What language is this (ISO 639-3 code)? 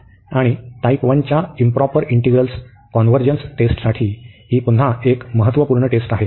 mar